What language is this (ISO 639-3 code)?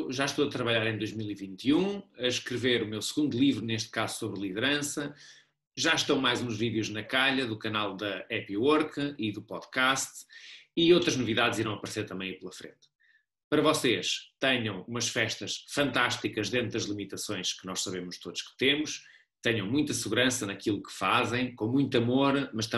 por